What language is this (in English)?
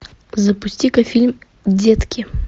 Russian